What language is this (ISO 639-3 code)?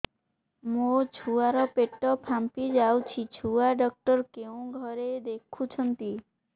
ori